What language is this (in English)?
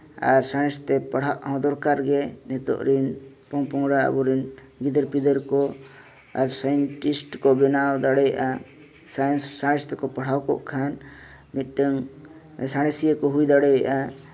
Santali